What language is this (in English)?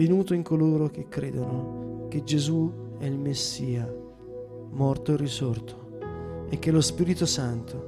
Italian